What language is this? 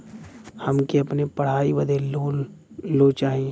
Bhojpuri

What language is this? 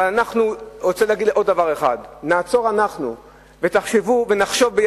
Hebrew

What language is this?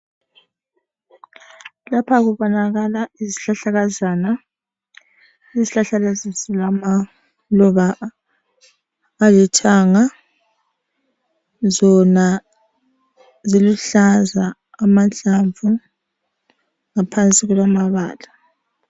North Ndebele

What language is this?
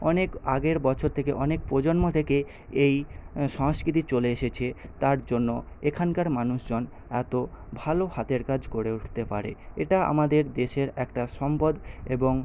Bangla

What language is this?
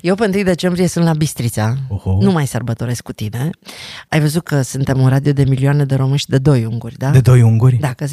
Romanian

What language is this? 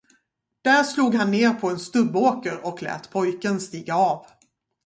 Swedish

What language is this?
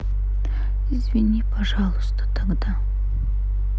Russian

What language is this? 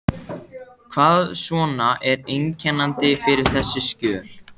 Icelandic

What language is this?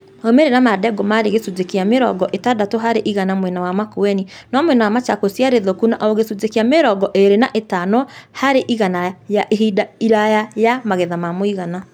Kikuyu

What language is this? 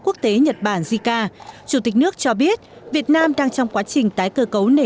Vietnamese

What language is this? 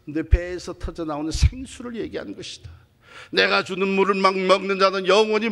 Korean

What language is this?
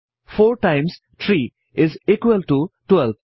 Assamese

